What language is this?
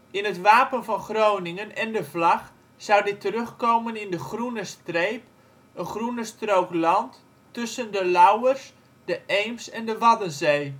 Dutch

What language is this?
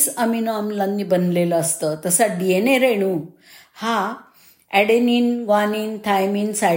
Marathi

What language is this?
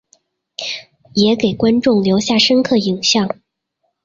Chinese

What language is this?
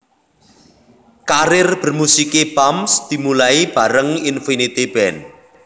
Javanese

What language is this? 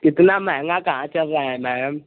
Hindi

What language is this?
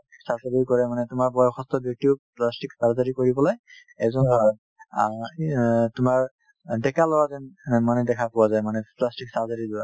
Assamese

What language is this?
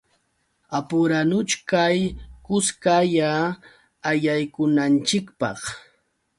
Yauyos Quechua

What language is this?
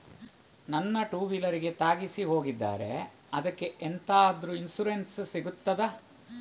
Kannada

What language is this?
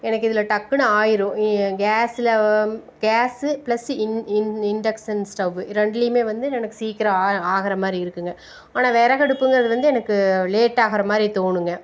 Tamil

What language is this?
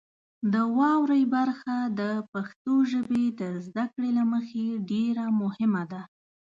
Pashto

